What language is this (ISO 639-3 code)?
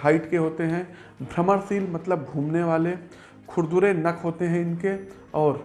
hin